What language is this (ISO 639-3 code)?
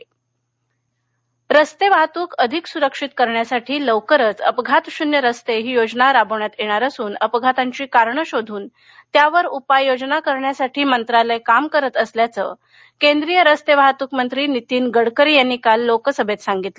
mar